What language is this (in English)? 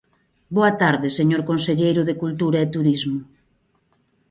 Galician